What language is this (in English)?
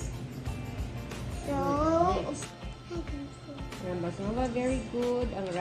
Indonesian